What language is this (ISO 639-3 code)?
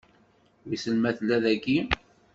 kab